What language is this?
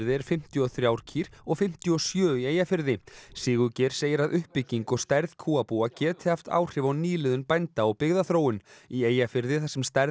Icelandic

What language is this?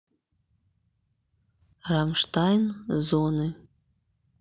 Russian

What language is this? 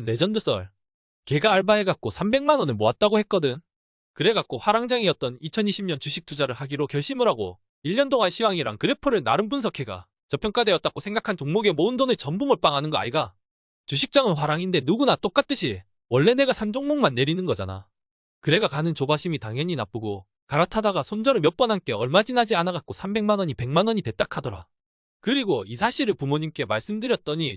Korean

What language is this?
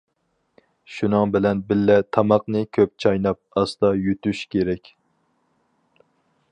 Uyghur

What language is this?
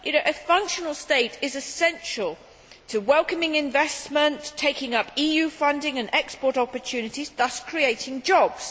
English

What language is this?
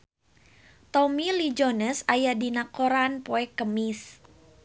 Sundanese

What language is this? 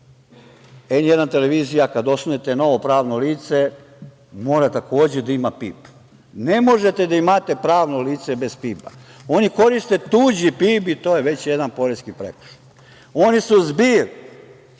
Serbian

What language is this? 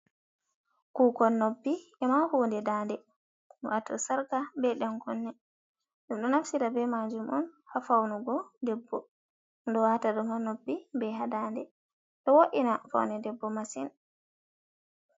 Fula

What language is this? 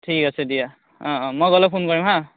Assamese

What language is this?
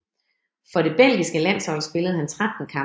Danish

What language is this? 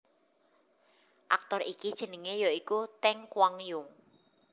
Javanese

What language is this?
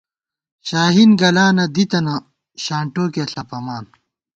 Gawar-Bati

